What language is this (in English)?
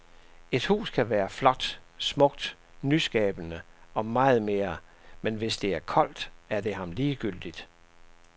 Danish